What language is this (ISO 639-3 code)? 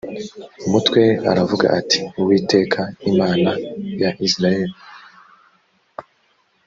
kin